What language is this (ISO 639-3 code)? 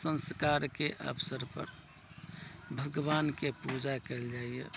mai